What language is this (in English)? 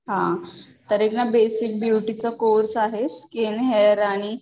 Marathi